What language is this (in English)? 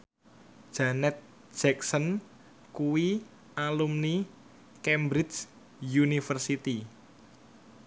Javanese